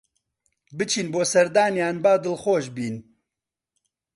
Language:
Central Kurdish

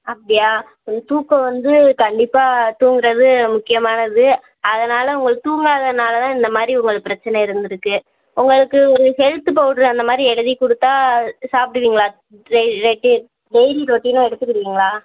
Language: Tamil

